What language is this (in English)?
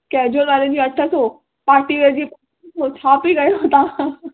Sindhi